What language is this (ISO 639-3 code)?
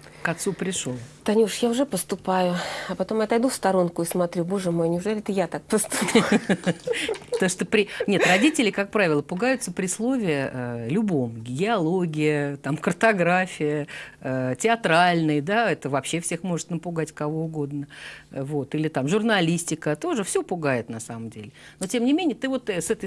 rus